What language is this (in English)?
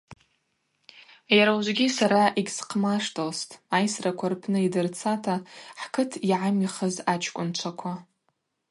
Abaza